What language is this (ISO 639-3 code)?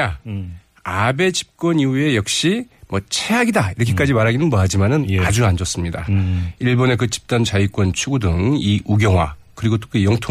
kor